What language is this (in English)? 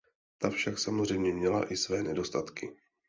Czech